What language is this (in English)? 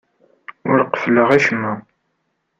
Kabyle